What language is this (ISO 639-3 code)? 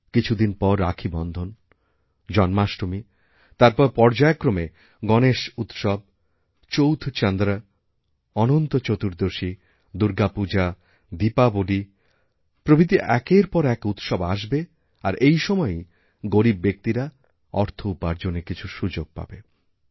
ben